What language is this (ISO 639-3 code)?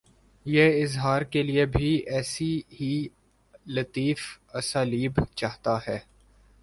urd